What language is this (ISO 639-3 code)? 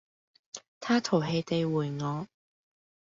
yue